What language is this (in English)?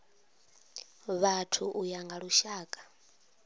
Venda